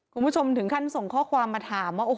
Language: Thai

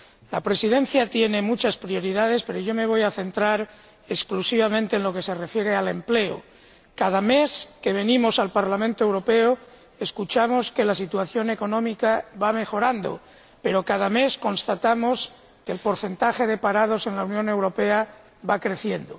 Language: Spanish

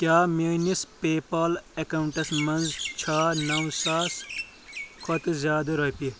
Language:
Kashmiri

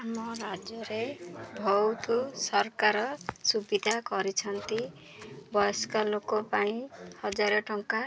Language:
Odia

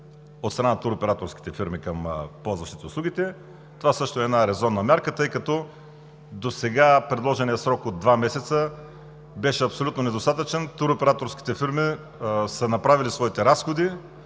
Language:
Bulgarian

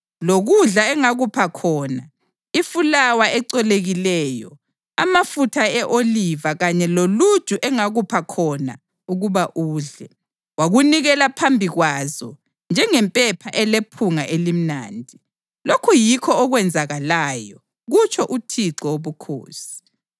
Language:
North Ndebele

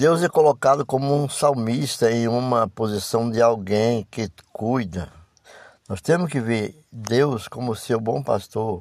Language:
Portuguese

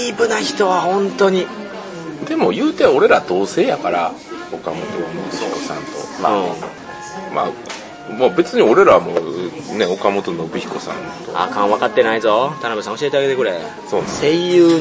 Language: Japanese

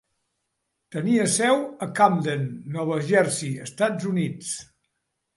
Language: Catalan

